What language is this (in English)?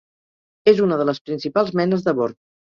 Catalan